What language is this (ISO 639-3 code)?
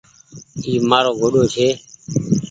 gig